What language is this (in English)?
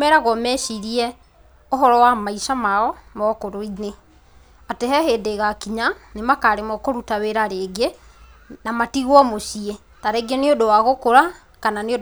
Kikuyu